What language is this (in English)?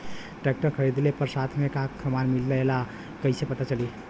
Bhojpuri